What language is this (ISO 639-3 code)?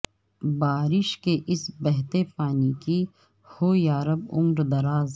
urd